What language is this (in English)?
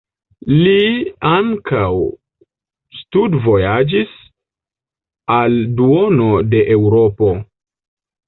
Esperanto